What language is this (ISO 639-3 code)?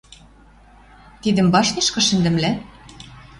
mrj